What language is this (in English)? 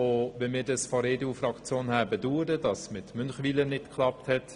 Swiss German